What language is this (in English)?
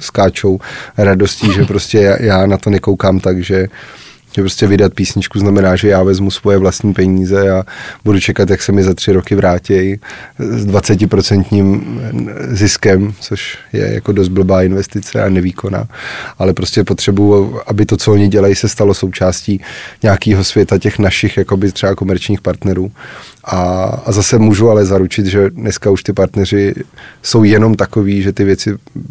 Czech